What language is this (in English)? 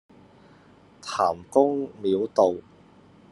Cantonese